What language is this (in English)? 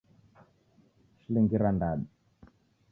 Taita